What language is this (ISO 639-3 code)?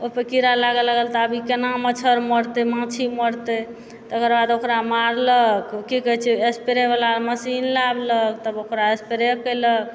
mai